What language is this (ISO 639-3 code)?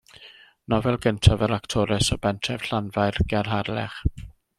cym